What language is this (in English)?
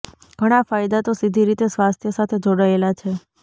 Gujarati